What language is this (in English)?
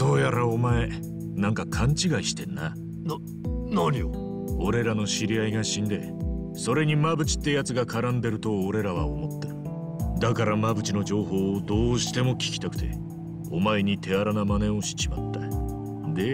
Japanese